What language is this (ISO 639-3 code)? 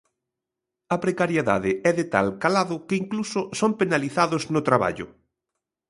glg